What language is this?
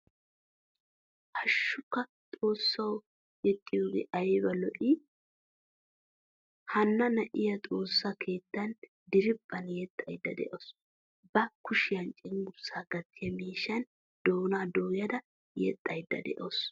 Wolaytta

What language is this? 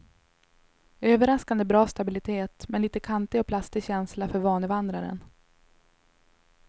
Swedish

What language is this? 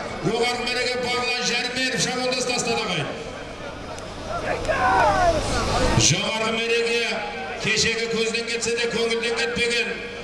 Turkish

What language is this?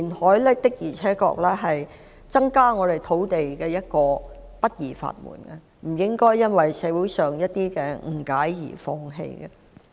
Cantonese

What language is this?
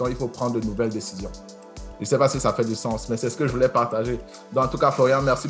French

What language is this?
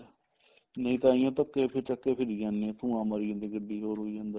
Punjabi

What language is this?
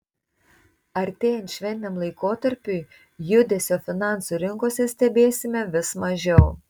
Lithuanian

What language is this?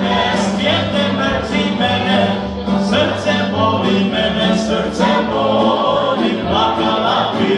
Ukrainian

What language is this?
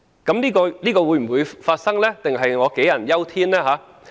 Cantonese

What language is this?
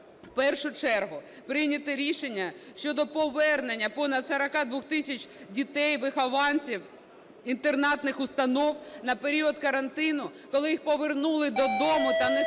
Ukrainian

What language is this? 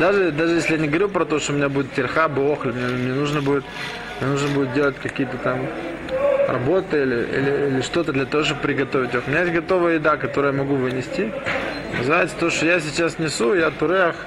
Russian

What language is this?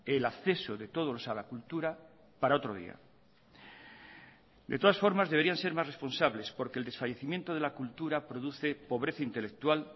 Spanish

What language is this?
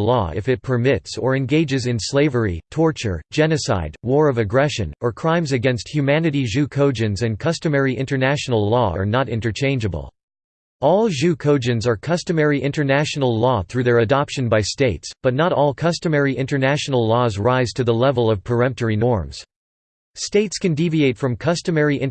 English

